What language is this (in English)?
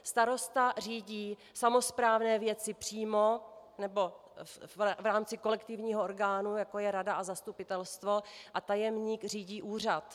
Czech